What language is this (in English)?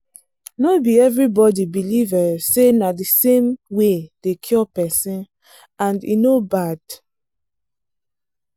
Nigerian Pidgin